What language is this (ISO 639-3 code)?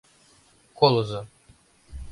chm